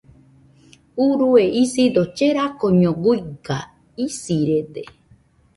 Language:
Nüpode Huitoto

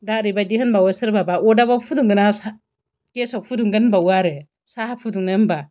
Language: Bodo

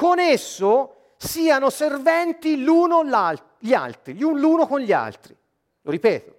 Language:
Italian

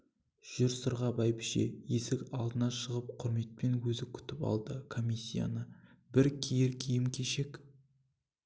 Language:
Kazakh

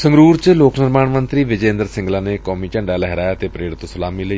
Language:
Punjabi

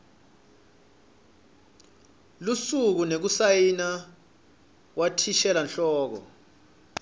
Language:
Swati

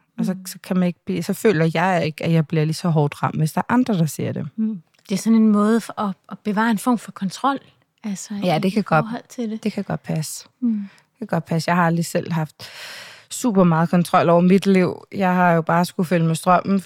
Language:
Danish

